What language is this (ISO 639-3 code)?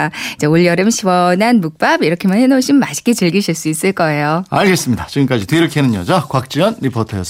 kor